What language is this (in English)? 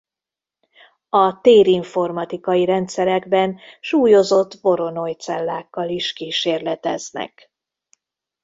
Hungarian